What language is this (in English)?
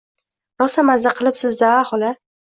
Uzbek